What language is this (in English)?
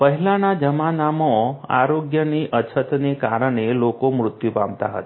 Gujarati